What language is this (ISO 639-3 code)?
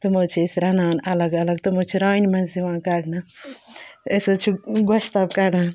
kas